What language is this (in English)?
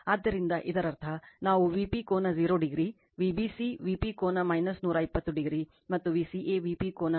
Kannada